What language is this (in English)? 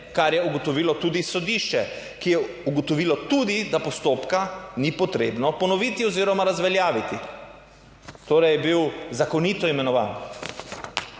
Slovenian